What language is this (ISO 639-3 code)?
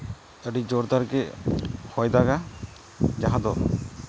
sat